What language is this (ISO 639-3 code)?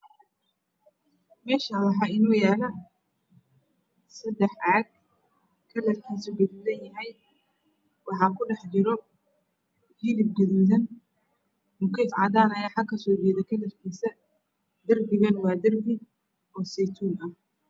som